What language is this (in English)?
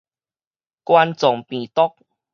Min Nan Chinese